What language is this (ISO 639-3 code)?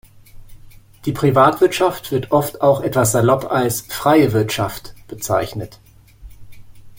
deu